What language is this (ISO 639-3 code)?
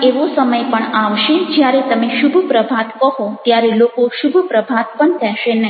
guj